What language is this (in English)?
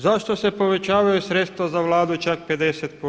Croatian